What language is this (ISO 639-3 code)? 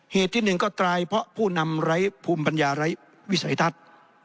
tha